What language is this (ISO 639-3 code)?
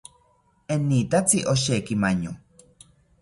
cpy